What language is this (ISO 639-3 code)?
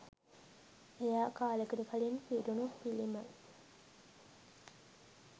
sin